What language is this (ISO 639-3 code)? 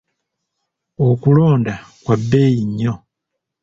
lug